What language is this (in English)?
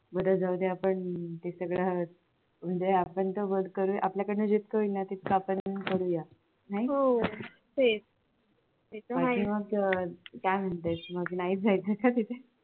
Marathi